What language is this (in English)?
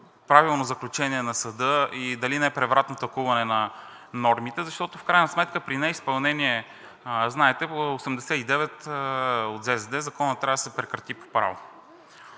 Bulgarian